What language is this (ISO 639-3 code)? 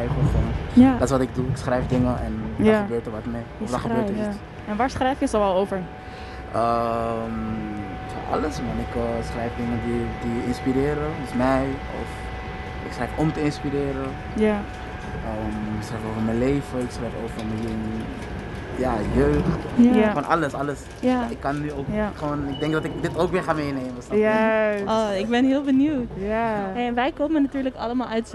nld